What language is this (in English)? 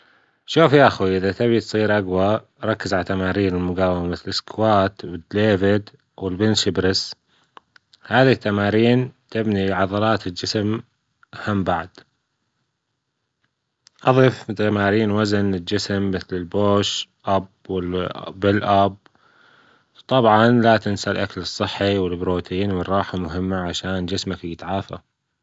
Gulf Arabic